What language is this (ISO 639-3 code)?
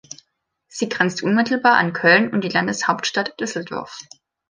deu